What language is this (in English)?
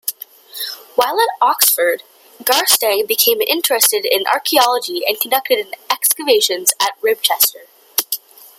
English